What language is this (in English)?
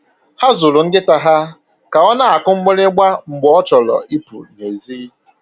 Igbo